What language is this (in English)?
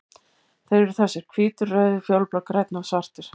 Icelandic